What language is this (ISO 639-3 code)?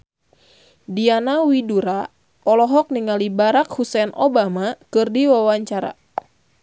sun